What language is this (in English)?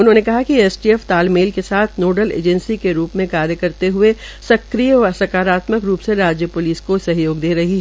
Hindi